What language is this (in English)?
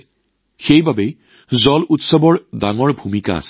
Assamese